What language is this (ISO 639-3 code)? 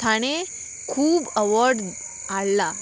kok